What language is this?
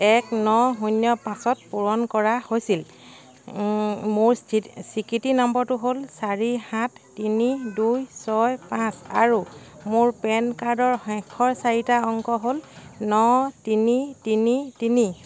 Assamese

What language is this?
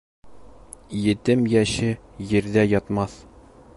Bashkir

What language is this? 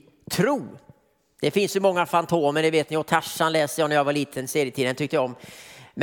Swedish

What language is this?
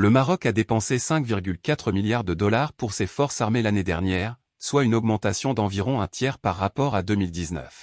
French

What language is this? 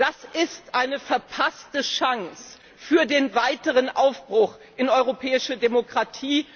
German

